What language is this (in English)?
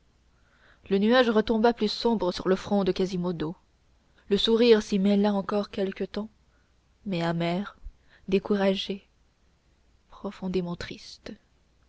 French